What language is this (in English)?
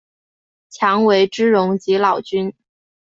Chinese